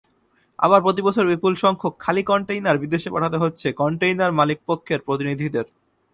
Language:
Bangla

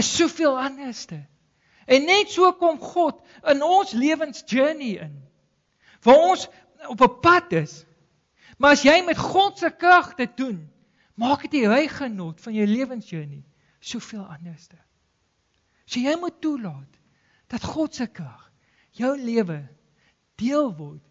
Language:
Dutch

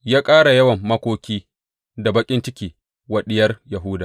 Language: Hausa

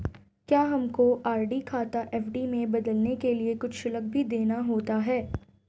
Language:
Hindi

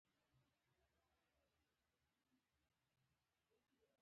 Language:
Pashto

